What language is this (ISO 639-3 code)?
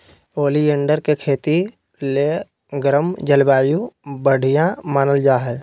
mag